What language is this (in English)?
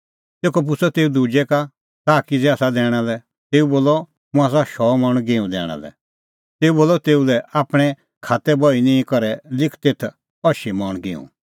Kullu Pahari